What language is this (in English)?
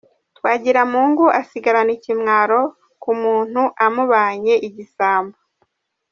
Kinyarwanda